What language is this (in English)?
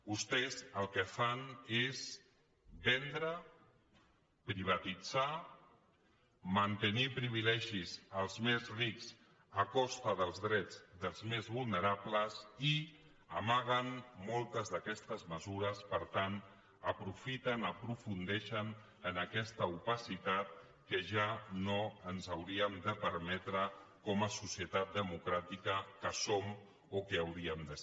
Catalan